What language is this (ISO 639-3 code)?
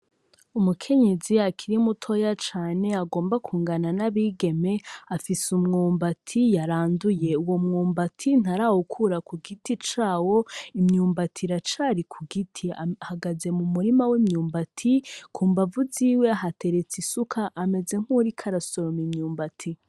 run